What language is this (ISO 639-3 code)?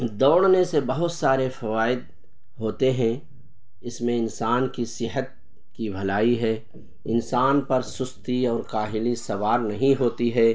urd